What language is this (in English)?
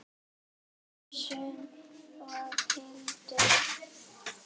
Icelandic